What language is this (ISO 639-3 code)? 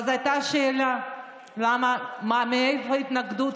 heb